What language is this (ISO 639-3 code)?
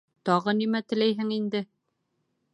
bak